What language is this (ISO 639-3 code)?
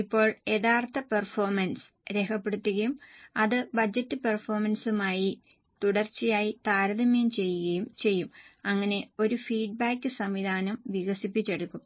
mal